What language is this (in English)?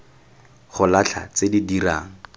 Tswana